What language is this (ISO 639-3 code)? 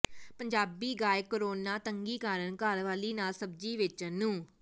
pan